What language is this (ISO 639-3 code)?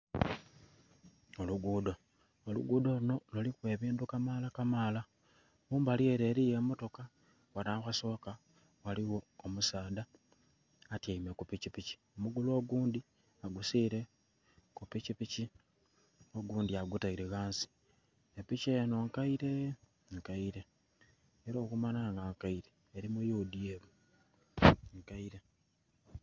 xog